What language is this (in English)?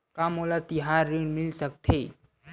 Chhattisgarhi